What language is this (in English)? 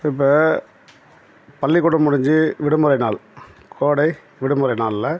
Tamil